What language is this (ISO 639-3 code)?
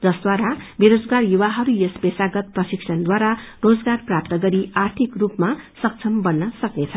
nep